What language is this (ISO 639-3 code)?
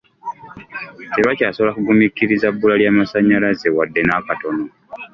lug